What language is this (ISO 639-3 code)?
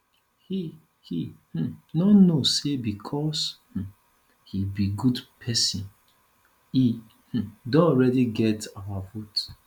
pcm